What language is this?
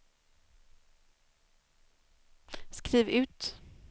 Swedish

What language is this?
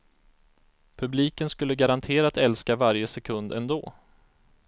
Swedish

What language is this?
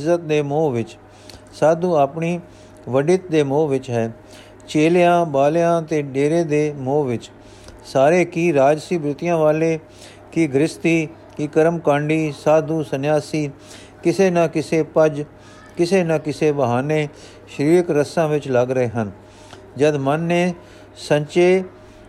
Punjabi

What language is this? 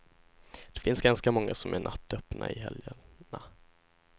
Swedish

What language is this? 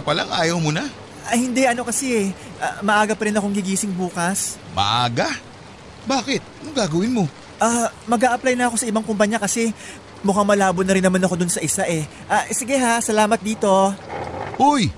Filipino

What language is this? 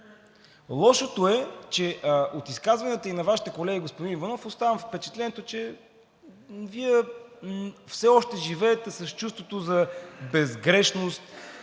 Bulgarian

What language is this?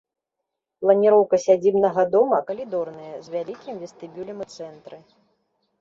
Belarusian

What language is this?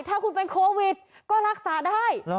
Thai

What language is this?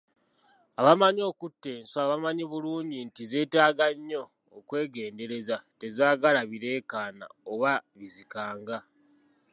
Ganda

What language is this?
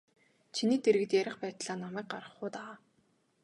Mongolian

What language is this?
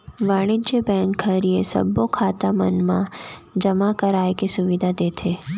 Chhattisgarhi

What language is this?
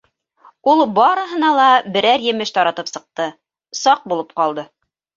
Bashkir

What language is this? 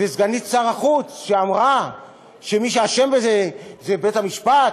Hebrew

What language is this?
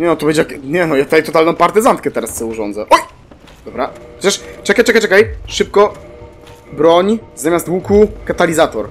Polish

